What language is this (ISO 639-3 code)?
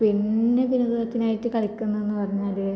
mal